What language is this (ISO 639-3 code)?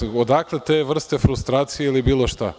srp